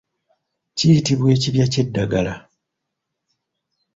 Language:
Ganda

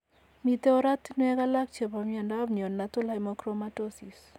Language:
Kalenjin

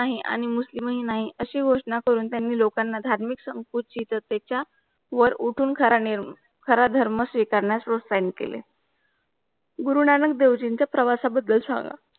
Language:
Marathi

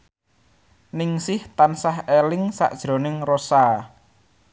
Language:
Javanese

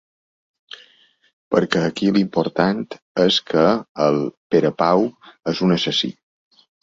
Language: Catalan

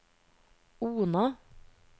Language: Norwegian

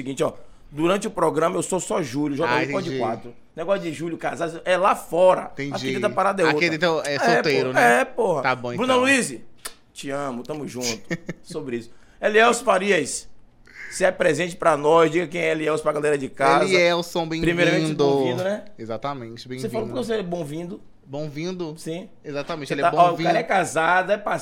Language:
Portuguese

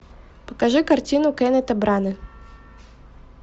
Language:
Russian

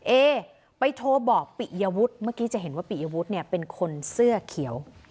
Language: Thai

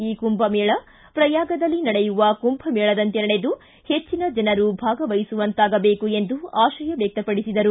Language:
Kannada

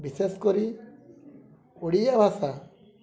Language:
Odia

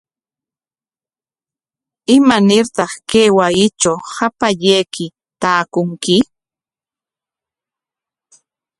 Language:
Corongo Ancash Quechua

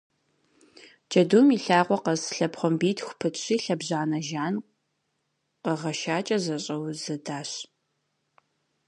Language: Kabardian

